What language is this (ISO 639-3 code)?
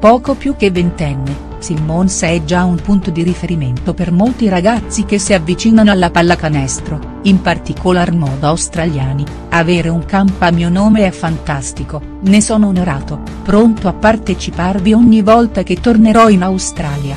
ita